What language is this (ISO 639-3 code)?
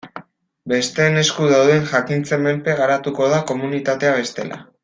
eus